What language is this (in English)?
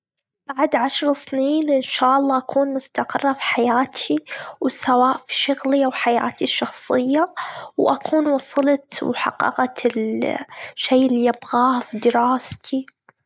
Gulf Arabic